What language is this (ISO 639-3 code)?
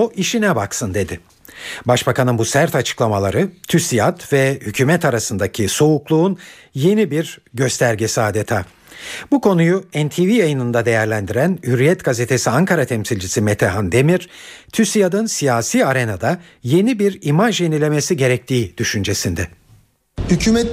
tur